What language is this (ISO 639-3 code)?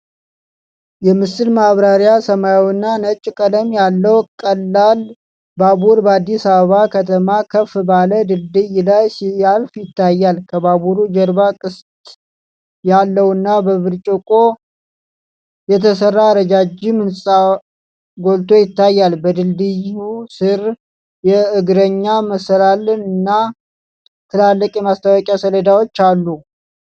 amh